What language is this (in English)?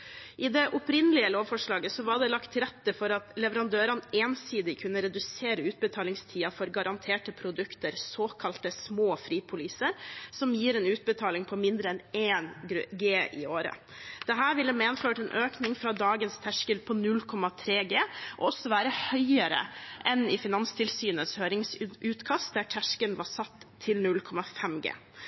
Norwegian Bokmål